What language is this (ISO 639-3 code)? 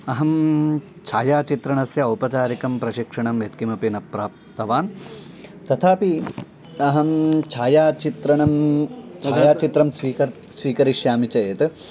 san